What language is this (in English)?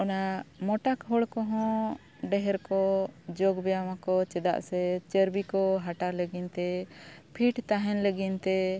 Santali